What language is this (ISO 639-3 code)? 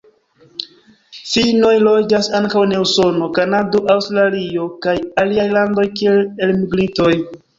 epo